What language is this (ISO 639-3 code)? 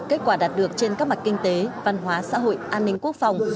vie